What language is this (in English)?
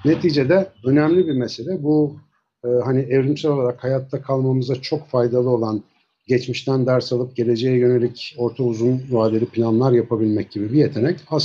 Turkish